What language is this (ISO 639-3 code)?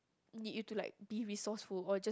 eng